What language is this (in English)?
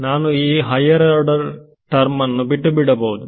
Kannada